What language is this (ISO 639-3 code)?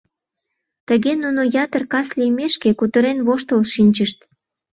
chm